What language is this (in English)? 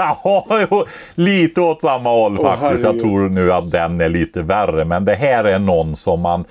Swedish